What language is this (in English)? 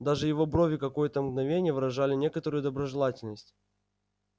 Russian